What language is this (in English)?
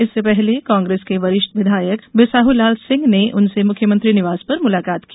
Hindi